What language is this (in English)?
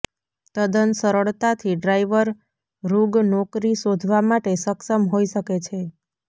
Gujarati